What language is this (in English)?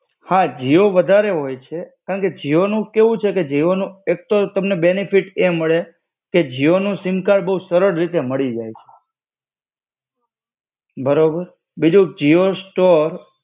Gujarati